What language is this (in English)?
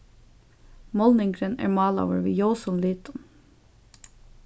Faroese